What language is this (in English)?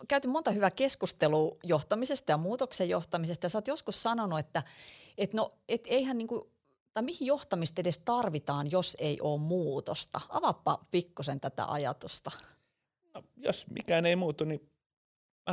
Finnish